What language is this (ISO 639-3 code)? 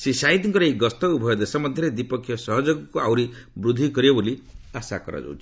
ori